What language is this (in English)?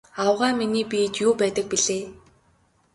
Mongolian